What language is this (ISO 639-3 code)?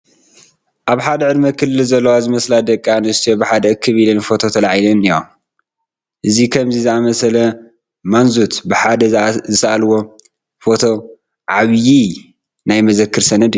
tir